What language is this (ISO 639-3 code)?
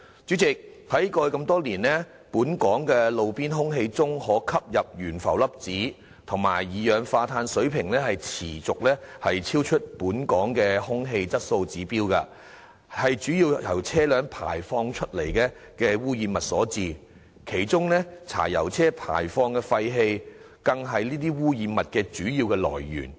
yue